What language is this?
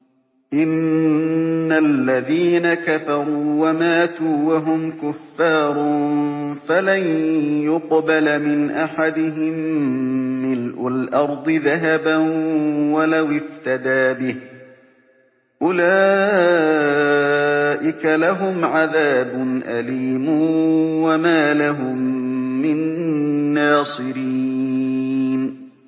Arabic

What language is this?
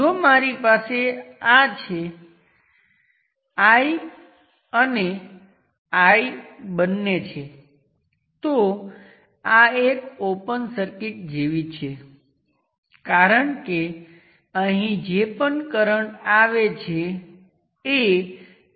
Gujarati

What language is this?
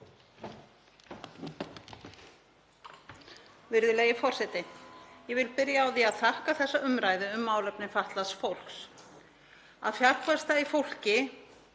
Icelandic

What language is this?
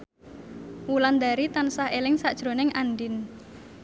Javanese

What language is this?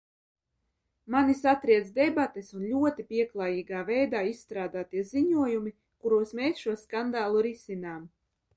Latvian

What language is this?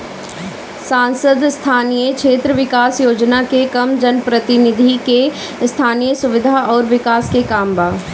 Bhojpuri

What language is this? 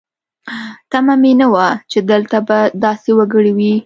Pashto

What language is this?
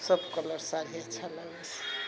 Maithili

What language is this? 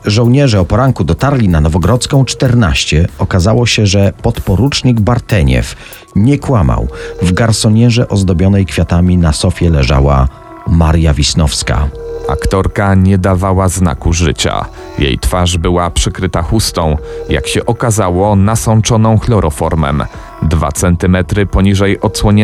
Polish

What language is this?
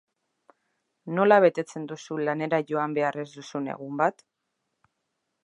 Basque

